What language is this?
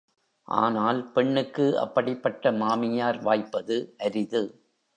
Tamil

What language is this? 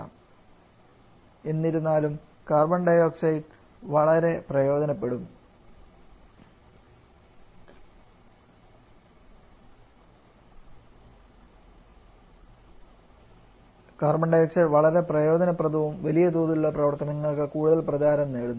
Malayalam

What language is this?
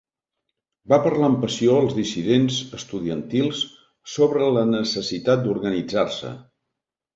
Catalan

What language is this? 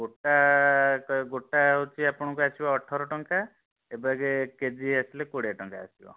Odia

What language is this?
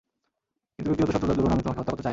Bangla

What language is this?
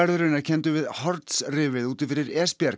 Icelandic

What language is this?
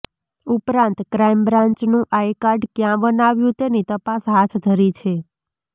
Gujarati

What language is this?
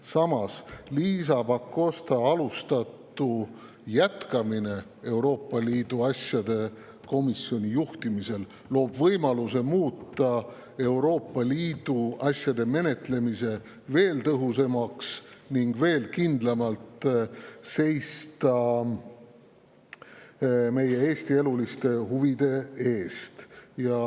Estonian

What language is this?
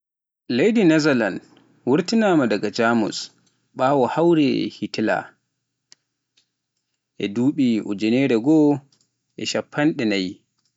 Pular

